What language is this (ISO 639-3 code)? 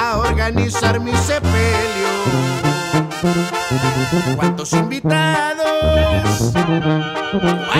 tur